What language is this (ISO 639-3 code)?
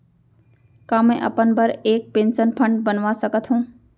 hne